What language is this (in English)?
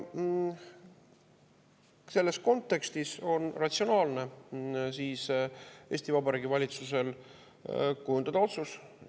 Estonian